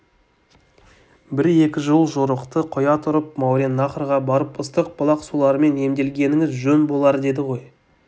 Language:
Kazakh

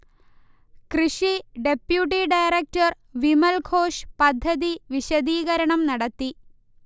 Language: Malayalam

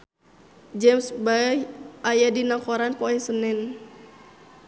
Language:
Sundanese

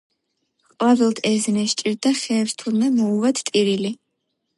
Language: Georgian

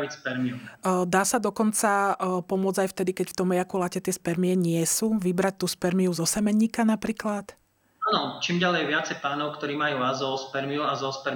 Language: Slovak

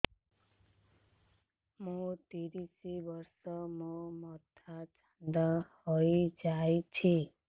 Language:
Odia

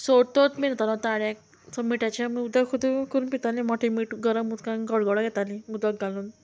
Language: Konkani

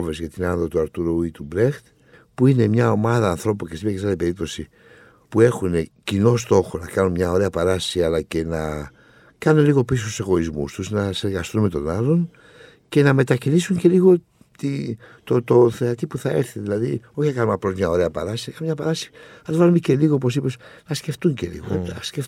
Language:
Greek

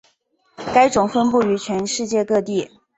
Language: Chinese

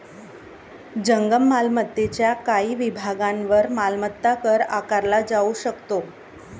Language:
Marathi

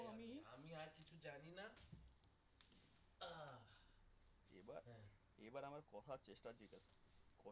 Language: Bangla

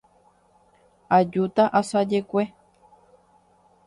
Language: Guarani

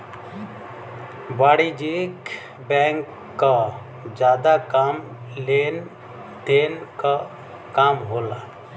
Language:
Bhojpuri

